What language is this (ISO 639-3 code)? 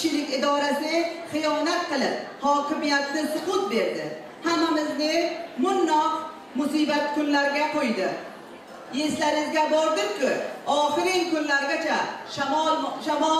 tur